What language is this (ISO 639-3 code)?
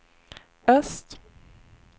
swe